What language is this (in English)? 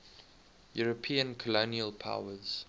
English